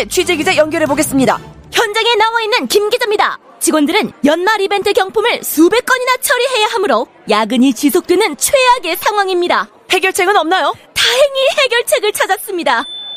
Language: Korean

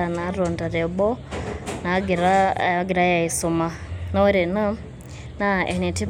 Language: Masai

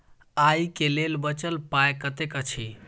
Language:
Maithili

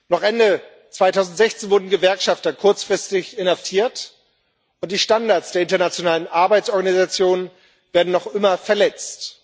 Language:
German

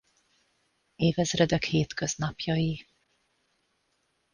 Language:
Hungarian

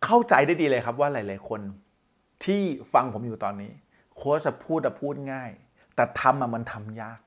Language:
Thai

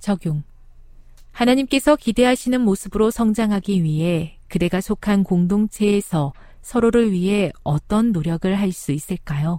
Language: Korean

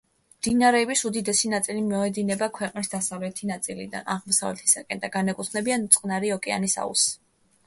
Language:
Georgian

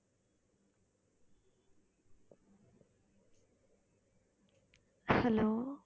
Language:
Tamil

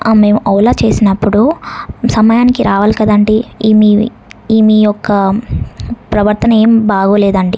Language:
Telugu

